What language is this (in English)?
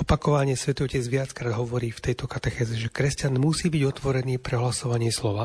Slovak